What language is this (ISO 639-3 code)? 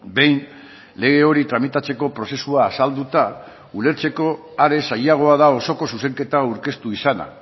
eus